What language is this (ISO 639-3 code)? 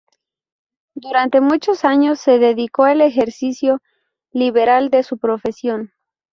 spa